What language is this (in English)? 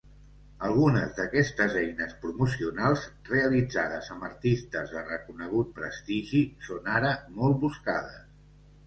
Catalan